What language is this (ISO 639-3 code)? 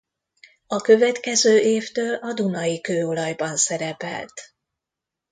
hun